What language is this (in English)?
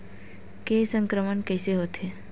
Chhattisgarhi